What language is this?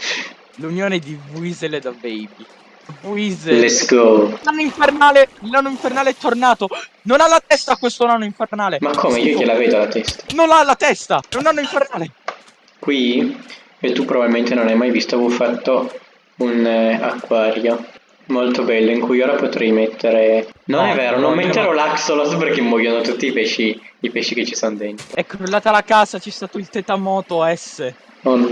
Italian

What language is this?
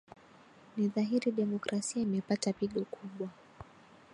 Swahili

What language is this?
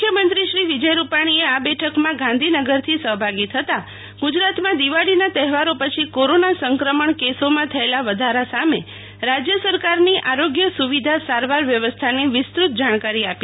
Gujarati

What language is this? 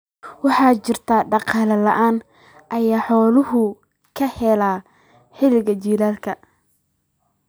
Somali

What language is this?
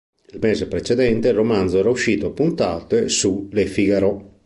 Italian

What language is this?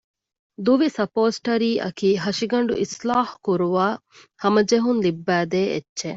Divehi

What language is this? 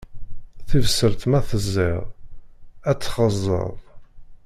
Kabyle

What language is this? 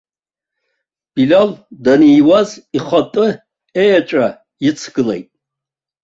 Abkhazian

